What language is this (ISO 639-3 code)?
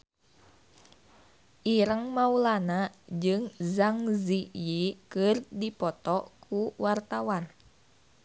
sun